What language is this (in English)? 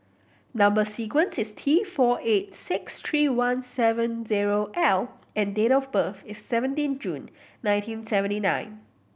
English